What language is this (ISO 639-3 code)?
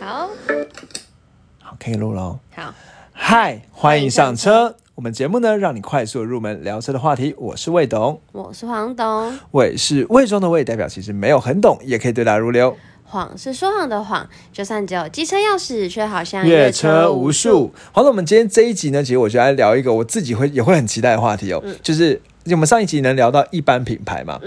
zho